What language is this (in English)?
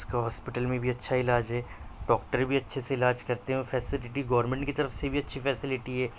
Urdu